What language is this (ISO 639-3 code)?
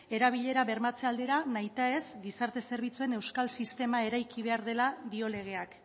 eus